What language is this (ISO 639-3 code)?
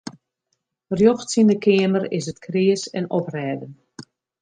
fry